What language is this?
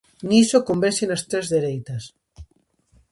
Galician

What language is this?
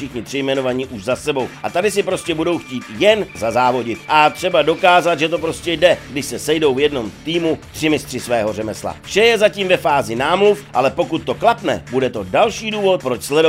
Czech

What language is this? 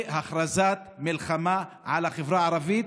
Hebrew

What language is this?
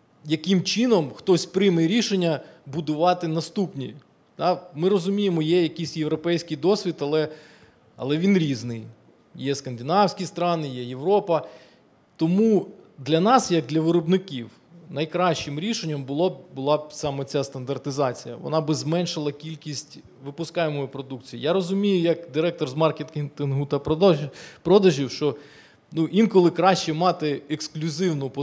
Ukrainian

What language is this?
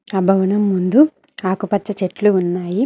Telugu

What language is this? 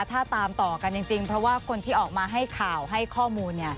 Thai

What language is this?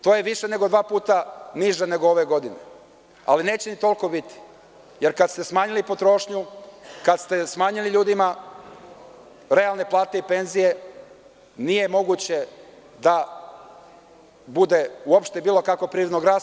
Serbian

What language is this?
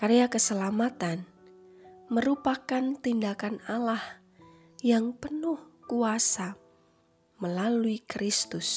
Indonesian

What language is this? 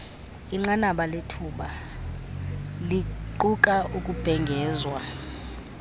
Xhosa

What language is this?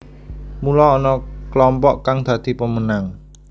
Javanese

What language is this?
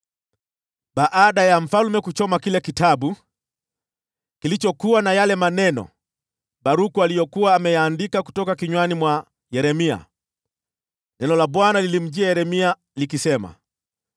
Swahili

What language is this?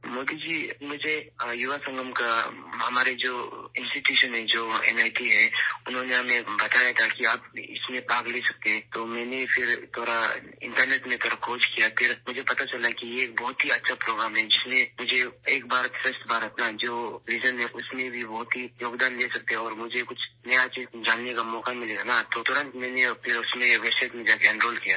Urdu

